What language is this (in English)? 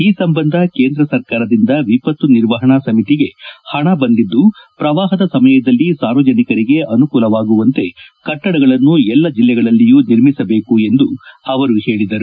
Kannada